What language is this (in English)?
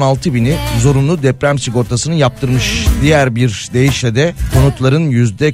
Turkish